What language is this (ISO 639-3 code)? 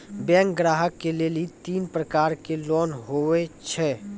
mai